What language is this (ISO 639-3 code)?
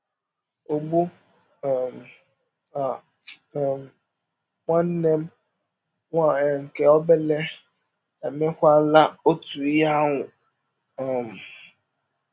ibo